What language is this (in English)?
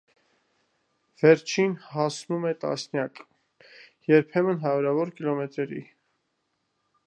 Armenian